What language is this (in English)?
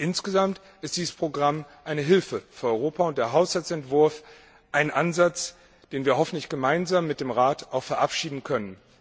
German